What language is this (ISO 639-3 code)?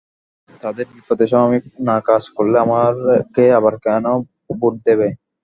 ben